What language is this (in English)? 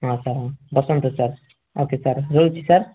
Odia